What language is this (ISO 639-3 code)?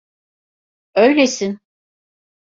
tur